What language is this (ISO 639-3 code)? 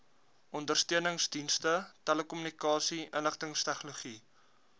afr